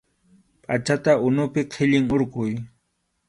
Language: Arequipa-La Unión Quechua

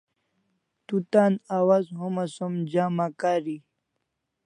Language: Kalasha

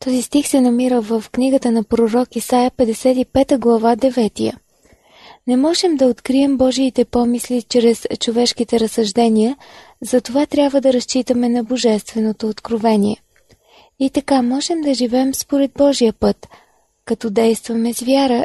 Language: Bulgarian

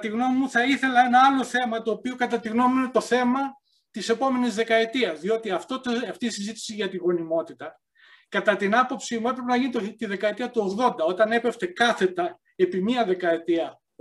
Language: Greek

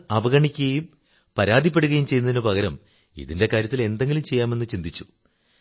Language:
Malayalam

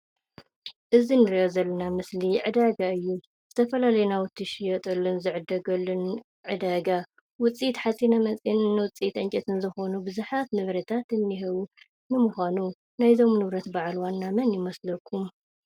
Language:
Tigrinya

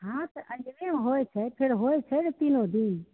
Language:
Maithili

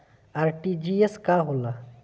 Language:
Bhojpuri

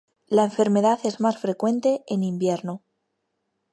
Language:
Spanish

